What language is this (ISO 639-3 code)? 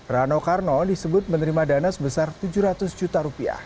ind